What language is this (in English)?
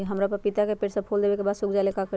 Magahi